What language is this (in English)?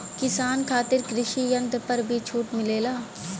Bhojpuri